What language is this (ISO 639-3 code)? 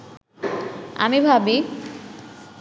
ben